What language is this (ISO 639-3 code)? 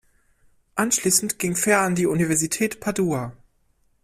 deu